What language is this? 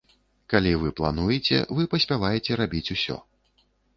Belarusian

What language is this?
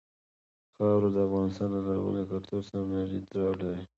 Pashto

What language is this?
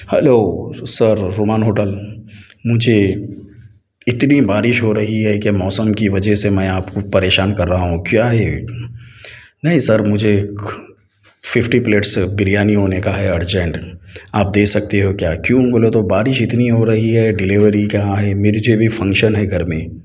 Urdu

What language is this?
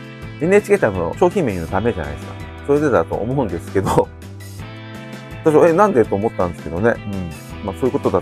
Japanese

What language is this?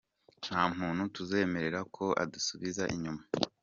Kinyarwanda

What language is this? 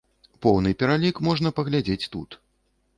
Belarusian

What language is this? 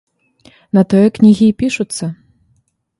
Belarusian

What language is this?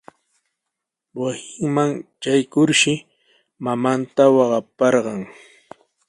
Sihuas Ancash Quechua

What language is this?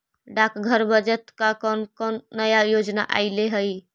Magahi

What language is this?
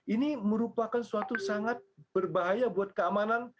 Indonesian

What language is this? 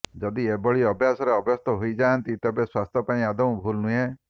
Odia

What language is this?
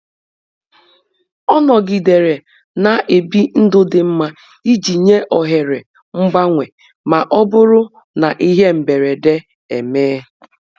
Igbo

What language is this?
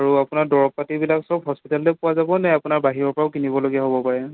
Assamese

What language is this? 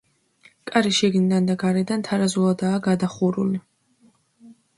Georgian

